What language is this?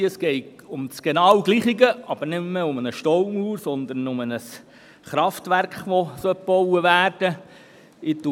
Swiss German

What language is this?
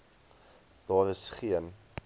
Afrikaans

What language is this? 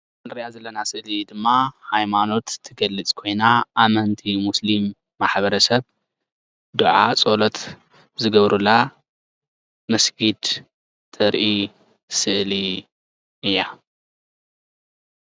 Tigrinya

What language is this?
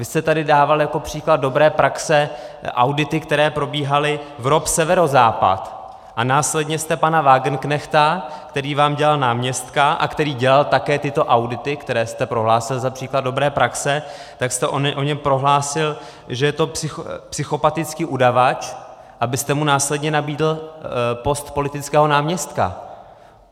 Czech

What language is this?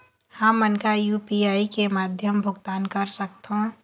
Chhattisgarhi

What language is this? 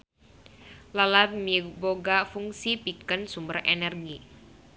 Sundanese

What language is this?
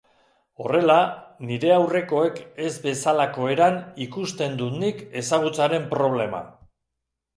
Basque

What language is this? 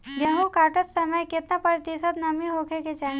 Bhojpuri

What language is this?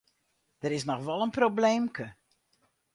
Western Frisian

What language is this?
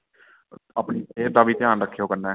Dogri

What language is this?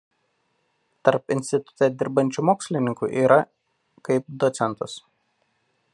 Lithuanian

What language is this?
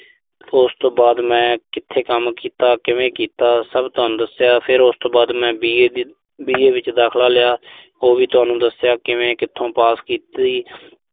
Punjabi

